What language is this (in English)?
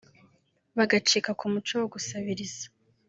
Kinyarwanda